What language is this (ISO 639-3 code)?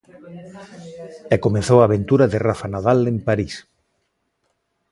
glg